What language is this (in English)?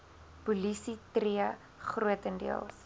Afrikaans